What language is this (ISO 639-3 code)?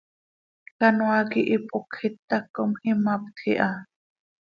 sei